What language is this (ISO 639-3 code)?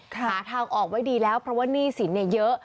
tha